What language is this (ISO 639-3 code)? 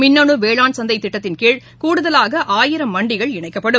tam